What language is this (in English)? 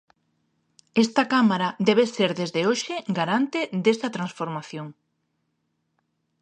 Galician